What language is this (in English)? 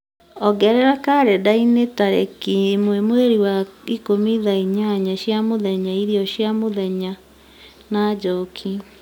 Kikuyu